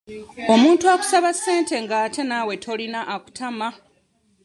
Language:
Ganda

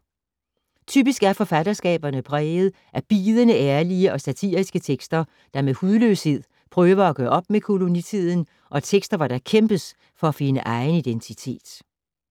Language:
Danish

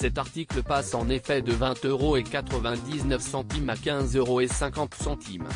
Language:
French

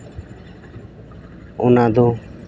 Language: Santali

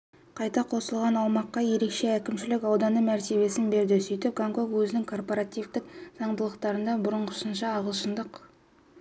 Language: Kazakh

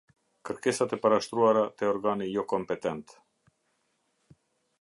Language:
Albanian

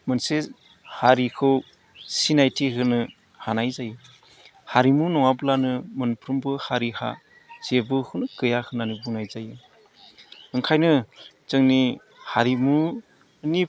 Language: Bodo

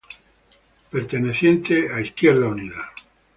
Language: Spanish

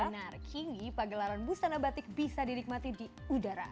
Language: Indonesian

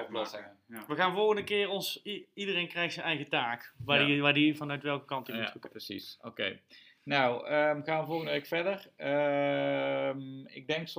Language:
Dutch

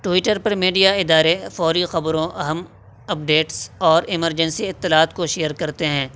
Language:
Urdu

